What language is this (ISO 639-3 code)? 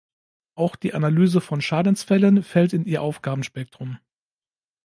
deu